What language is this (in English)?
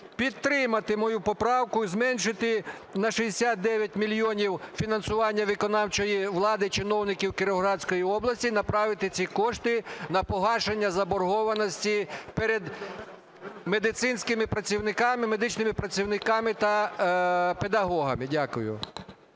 Ukrainian